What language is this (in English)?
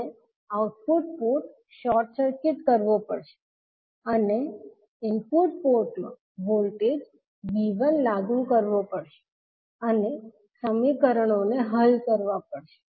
Gujarati